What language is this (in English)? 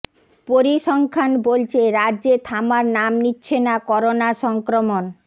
Bangla